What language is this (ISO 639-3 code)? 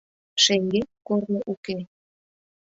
chm